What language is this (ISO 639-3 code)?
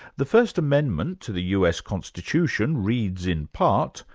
eng